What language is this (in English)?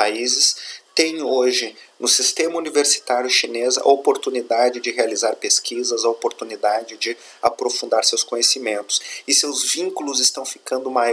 Portuguese